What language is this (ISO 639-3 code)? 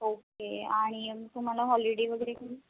mar